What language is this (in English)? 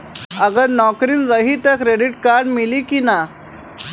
Bhojpuri